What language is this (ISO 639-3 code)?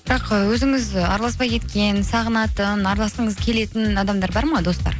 kaz